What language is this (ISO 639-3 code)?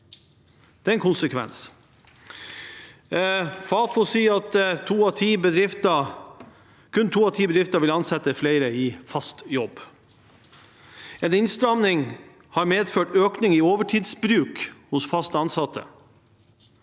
nor